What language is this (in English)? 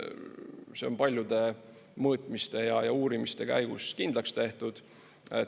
Estonian